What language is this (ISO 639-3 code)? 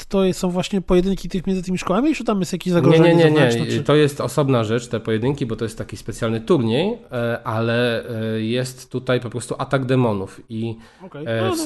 pol